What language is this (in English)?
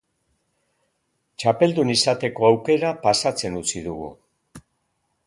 Basque